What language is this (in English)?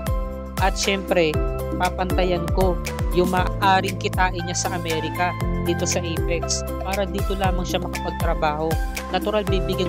Filipino